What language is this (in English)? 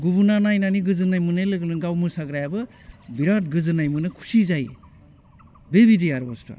Bodo